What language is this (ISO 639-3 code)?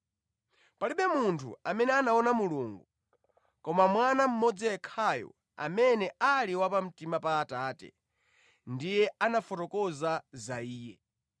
nya